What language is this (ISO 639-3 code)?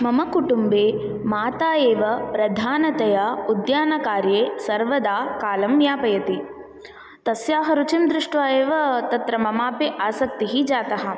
san